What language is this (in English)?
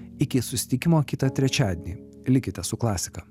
Lithuanian